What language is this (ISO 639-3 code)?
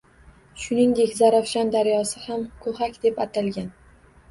uzb